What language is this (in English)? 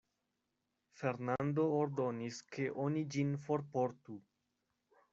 Esperanto